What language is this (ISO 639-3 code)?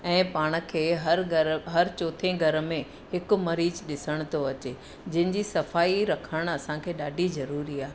snd